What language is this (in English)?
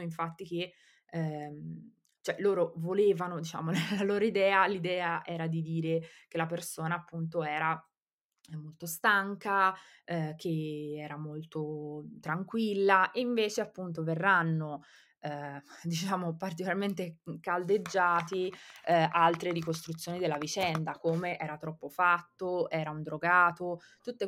Italian